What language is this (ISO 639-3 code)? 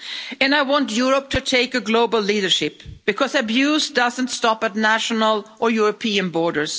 eng